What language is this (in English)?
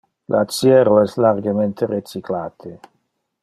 Interlingua